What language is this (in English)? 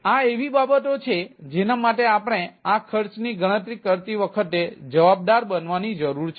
Gujarati